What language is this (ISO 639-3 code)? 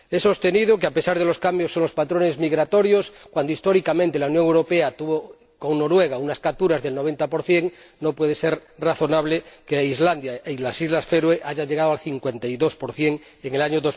spa